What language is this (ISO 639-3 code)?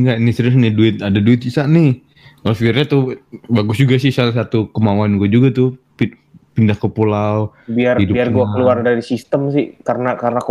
ind